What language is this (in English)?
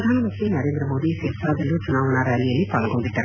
Kannada